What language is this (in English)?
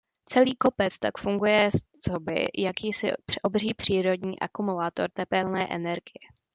Czech